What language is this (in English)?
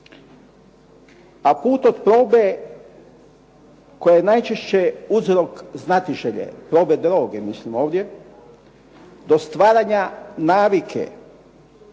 Croatian